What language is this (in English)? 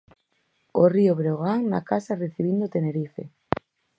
Galician